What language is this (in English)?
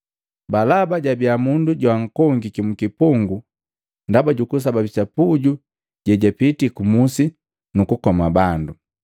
Matengo